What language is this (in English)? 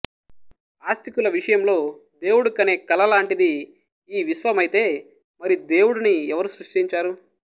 Telugu